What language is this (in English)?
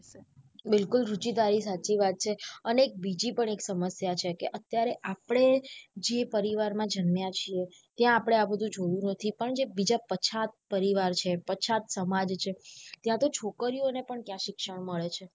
Gujarati